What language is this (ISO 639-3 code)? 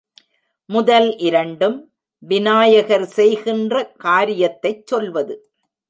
tam